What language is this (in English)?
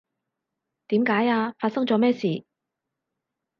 Cantonese